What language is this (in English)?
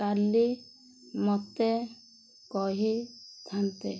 Odia